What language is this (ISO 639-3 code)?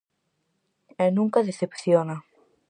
glg